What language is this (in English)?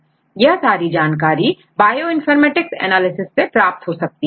Hindi